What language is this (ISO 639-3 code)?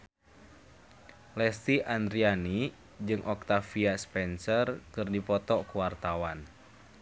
sun